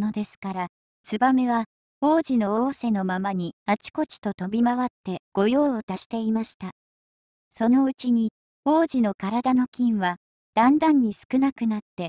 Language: Japanese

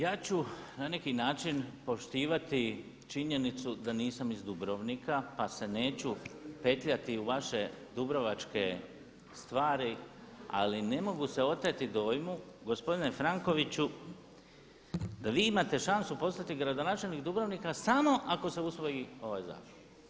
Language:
Croatian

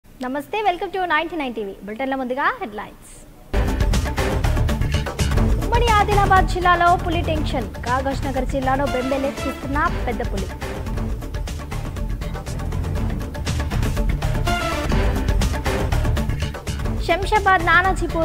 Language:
Romanian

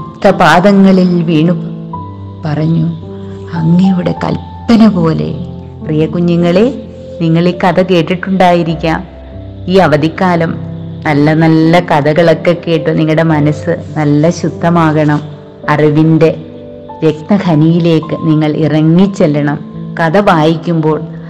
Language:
Malayalam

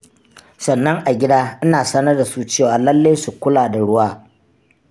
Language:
Hausa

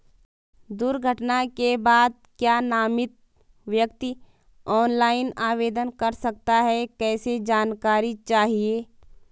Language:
Hindi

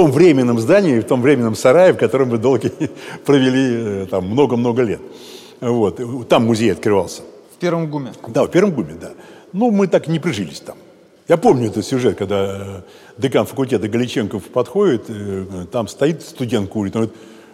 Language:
Russian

